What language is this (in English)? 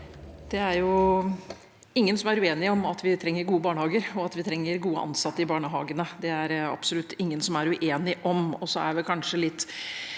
Norwegian